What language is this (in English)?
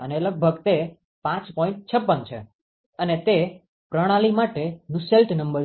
Gujarati